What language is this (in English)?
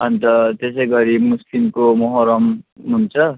Nepali